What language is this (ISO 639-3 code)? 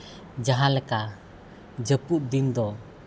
sat